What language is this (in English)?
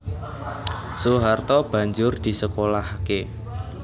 Javanese